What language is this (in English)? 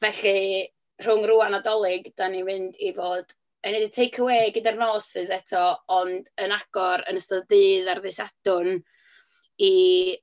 Welsh